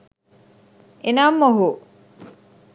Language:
Sinhala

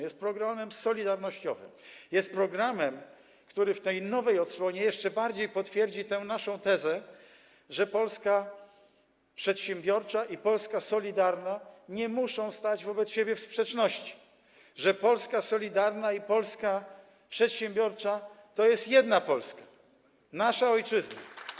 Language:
Polish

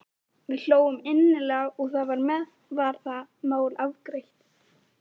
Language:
Icelandic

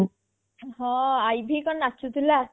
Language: Odia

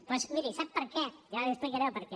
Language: Catalan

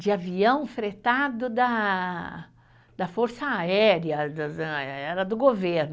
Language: Portuguese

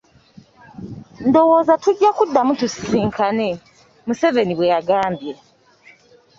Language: Ganda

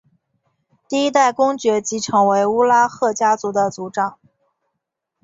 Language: Chinese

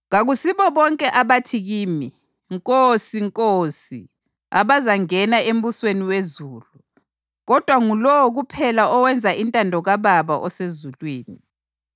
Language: North Ndebele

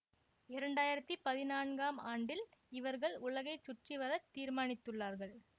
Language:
Tamil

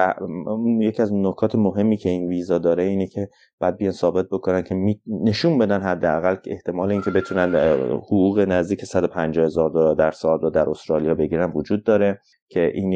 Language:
Persian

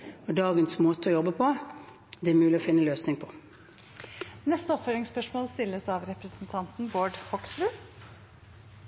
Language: Norwegian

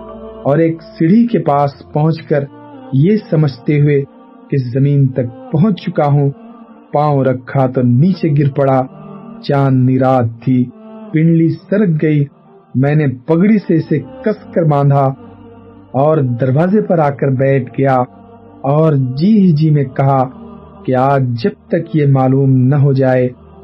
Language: Urdu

